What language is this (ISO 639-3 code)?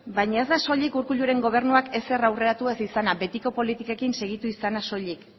eus